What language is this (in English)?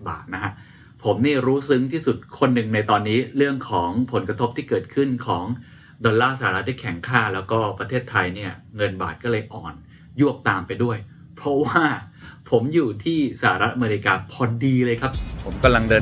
Thai